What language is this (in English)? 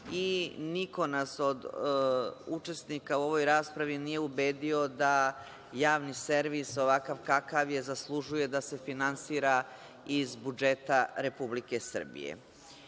Serbian